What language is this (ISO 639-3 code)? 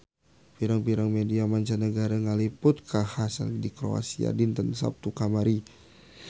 sun